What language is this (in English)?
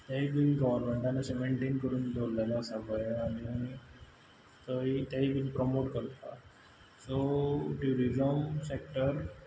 Konkani